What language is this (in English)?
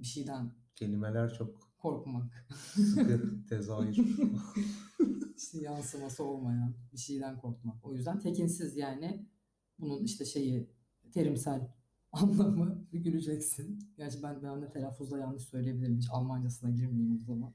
Turkish